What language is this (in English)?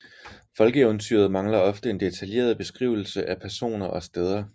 Danish